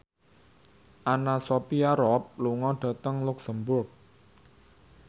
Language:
Javanese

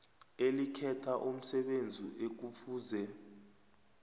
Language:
South Ndebele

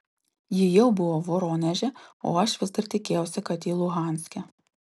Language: Lithuanian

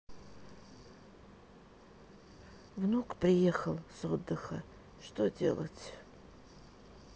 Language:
Russian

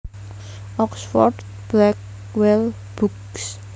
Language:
Javanese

